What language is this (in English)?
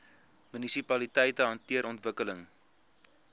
Afrikaans